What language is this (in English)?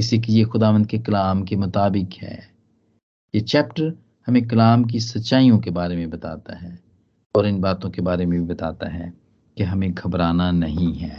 Hindi